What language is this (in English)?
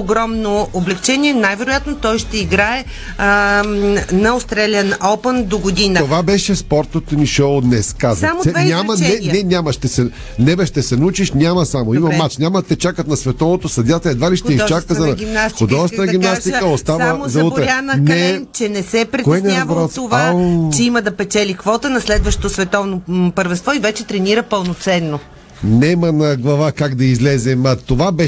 Bulgarian